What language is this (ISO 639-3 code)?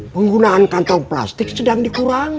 ind